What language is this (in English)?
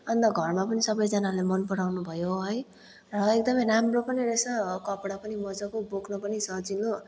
Nepali